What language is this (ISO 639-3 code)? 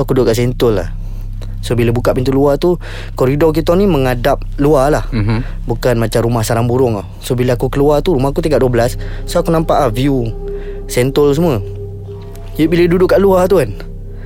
msa